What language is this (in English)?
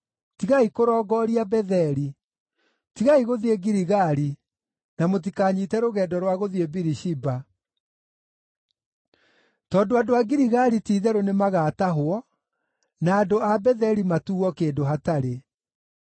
Kikuyu